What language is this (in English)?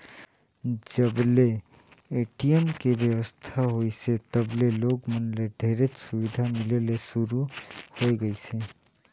Chhattisgarhi